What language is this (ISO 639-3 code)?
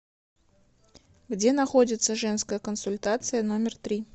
rus